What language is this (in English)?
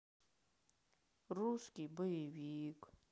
Russian